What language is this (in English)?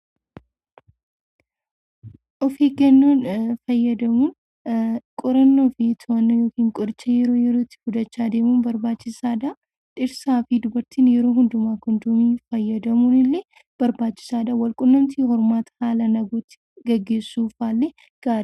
Oromo